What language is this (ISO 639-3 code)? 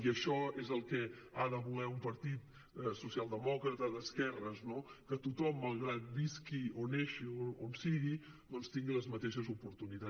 cat